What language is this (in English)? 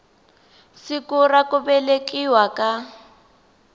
Tsonga